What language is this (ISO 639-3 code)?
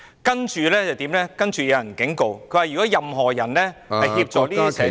yue